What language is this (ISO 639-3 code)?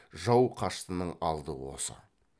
kaz